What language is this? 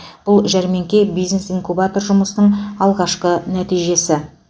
Kazakh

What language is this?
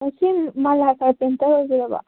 Manipuri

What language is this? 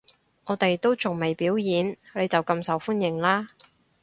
Cantonese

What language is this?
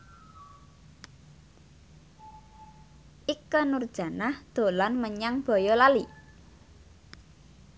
Javanese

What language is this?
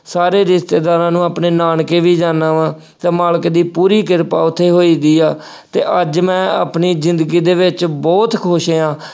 Punjabi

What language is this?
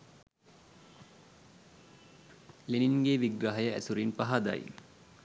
Sinhala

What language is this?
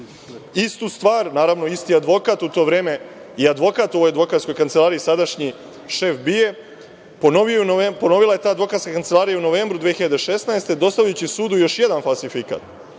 Serbian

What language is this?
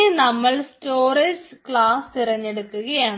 Malayalam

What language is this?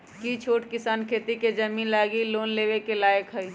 Magahi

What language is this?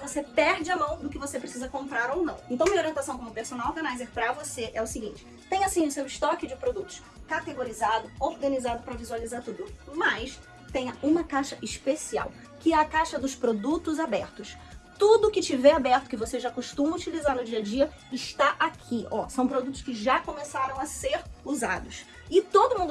Portuguese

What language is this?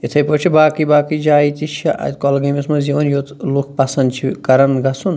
Kashmiri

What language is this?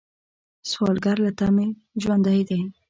Pashto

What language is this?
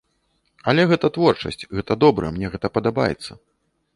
Belarusian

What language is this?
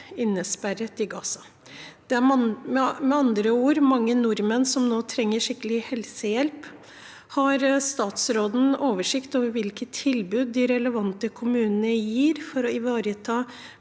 Norwegian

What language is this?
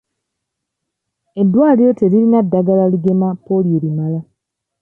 Ganda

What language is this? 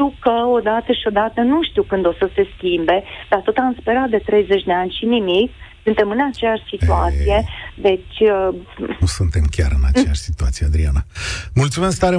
Romanian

